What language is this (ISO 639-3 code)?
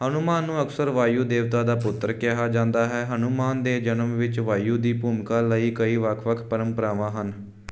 pan